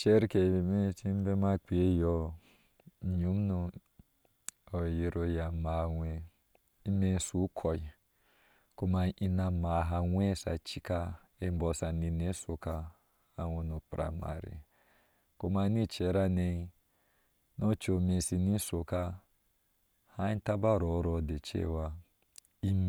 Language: Ashe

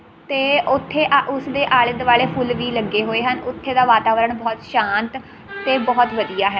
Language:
Punjabi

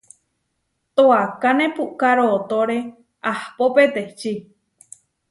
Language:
Huarijio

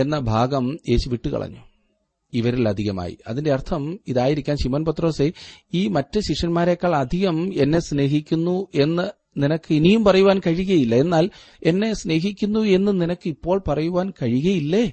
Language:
Malayalam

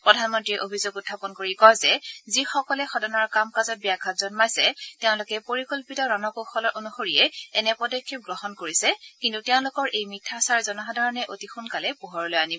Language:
Assamese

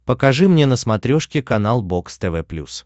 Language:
Russian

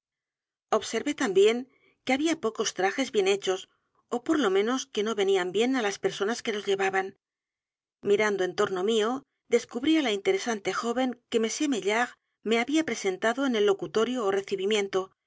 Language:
Spanish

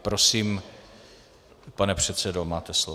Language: Czech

